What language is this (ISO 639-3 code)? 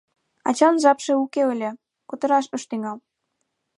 chm